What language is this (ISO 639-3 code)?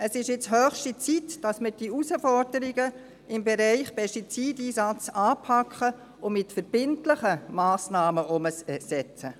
gsw